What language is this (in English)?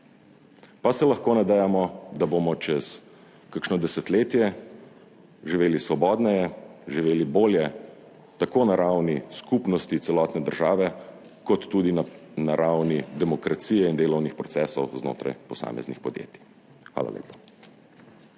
Slovenian